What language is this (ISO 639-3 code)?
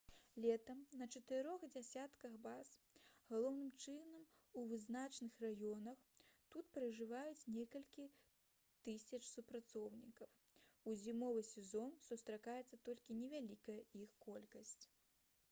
bel